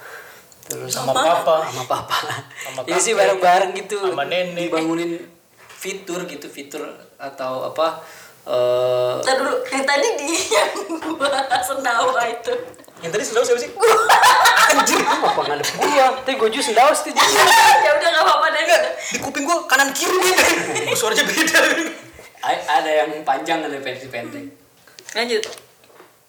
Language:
Indonesian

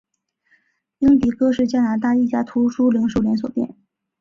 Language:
Chinese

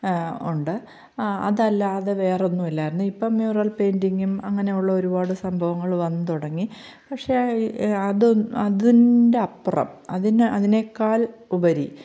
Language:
Malayalam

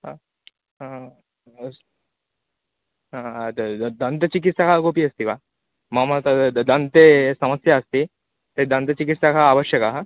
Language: Sanskrit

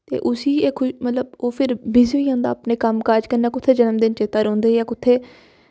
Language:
Dogri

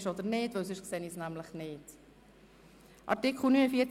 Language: Swiss German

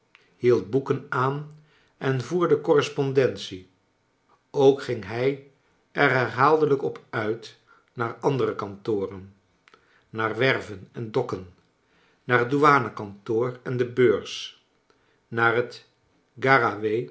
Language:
Dutch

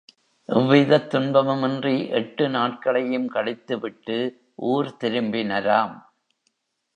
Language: Tamil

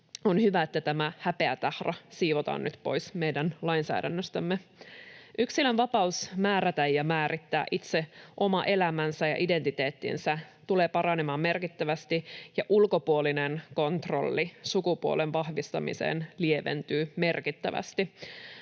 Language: Finnish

